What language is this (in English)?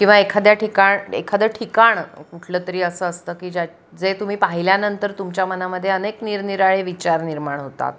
Marathi